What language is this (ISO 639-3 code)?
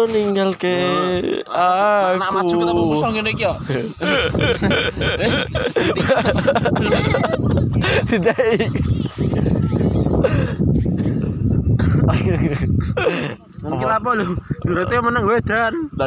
ind